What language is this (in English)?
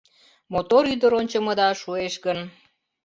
Mari